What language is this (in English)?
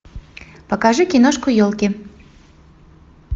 Russian